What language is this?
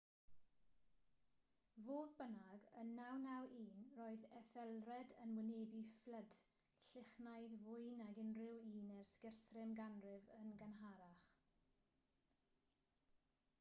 Welsh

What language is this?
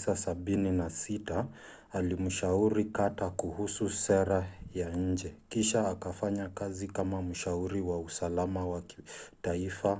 Swahili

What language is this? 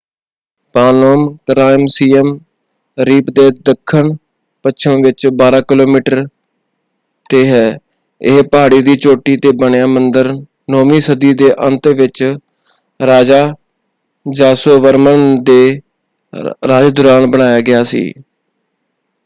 Punjabi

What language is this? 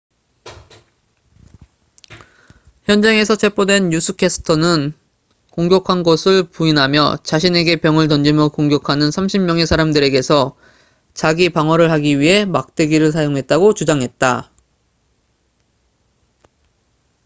Korean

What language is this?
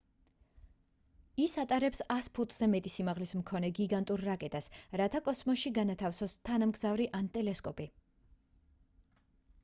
Georgian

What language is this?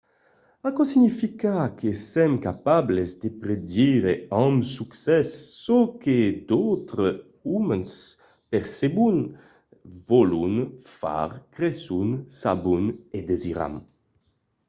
Occitan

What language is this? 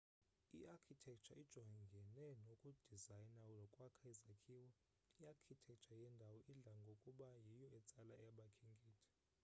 Xhosa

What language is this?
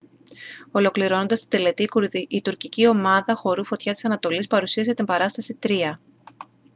Greek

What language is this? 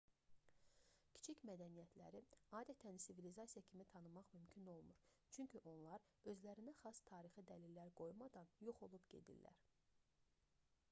Azerbaijani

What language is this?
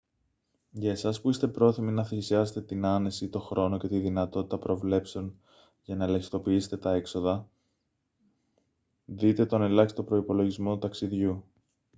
Greek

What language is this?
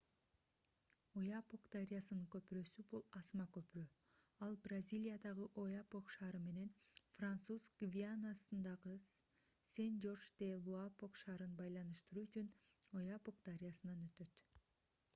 Kyrgyz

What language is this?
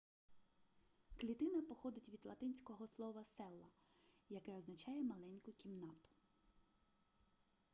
Ukrainian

